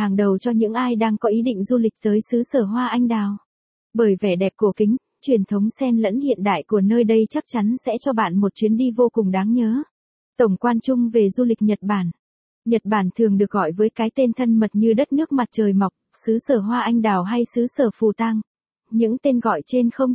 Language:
Vietnamese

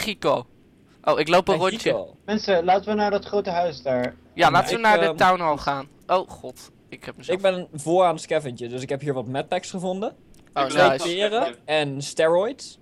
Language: Dutch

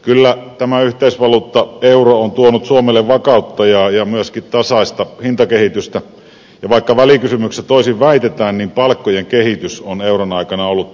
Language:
Finnish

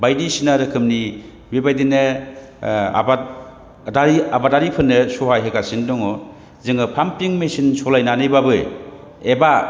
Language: Bodo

